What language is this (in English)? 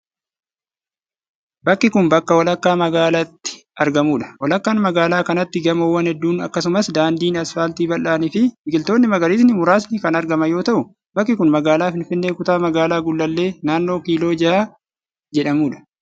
Oromo